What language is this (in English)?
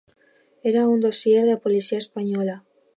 Catalan